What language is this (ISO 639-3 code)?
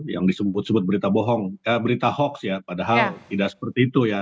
ind